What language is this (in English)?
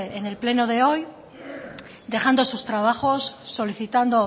Spanish